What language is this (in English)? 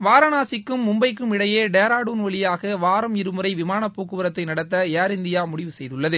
Tamil